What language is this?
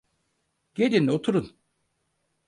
Turkish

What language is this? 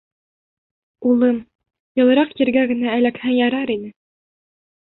Bashkir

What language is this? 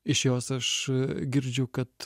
Lithuanian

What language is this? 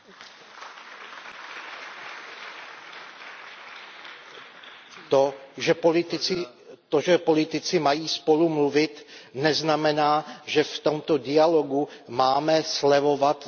Czech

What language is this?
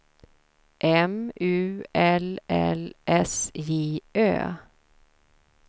Swedish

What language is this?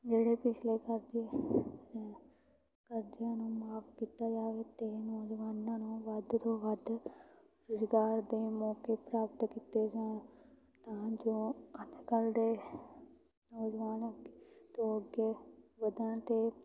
Punjabi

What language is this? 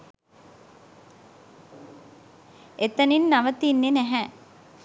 Sinhala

